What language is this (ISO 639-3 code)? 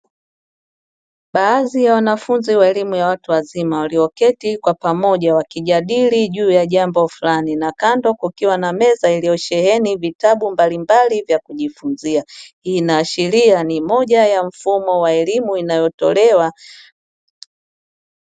swa